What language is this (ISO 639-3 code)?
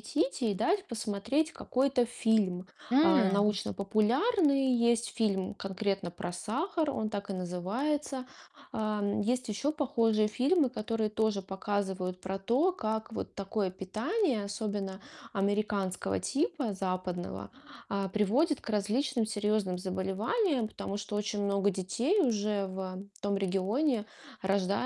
rus